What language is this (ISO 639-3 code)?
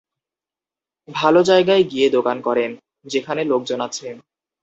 ben